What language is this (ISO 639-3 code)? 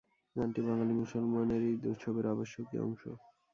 ben